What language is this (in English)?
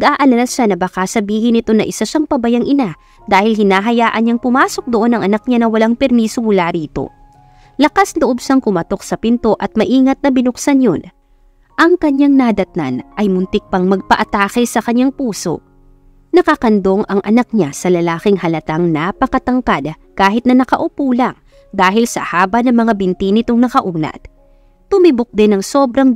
Filipino